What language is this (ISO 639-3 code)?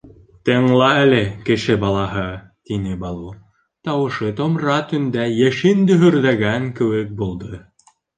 bak